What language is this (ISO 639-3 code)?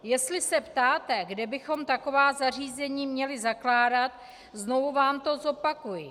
ces